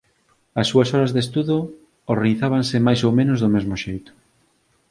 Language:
Galician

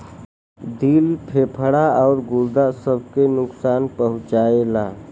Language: Bhojpuri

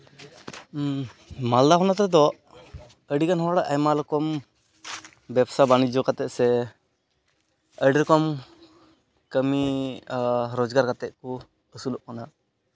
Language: Santali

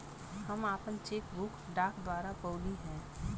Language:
Bhojpuri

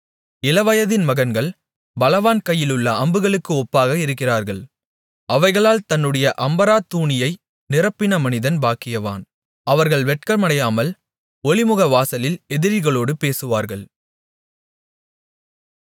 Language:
Tamil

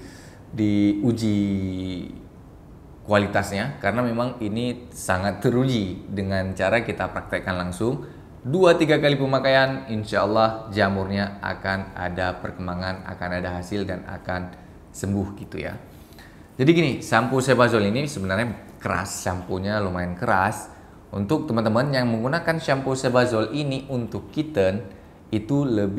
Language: Indonesian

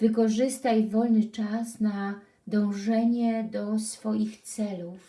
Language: Polish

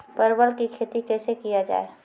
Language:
Maithili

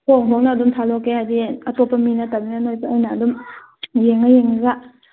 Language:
Manipuri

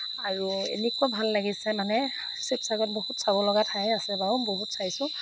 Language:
Assamese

